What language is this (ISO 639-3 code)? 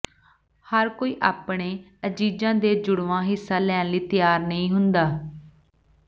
pan